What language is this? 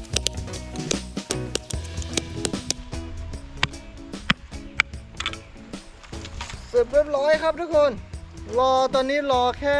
Thai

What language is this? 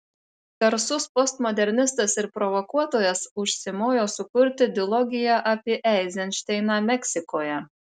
Lithuanian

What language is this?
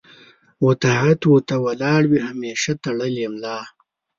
Pashto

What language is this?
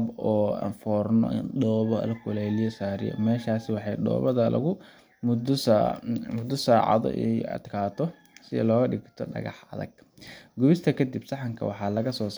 Somali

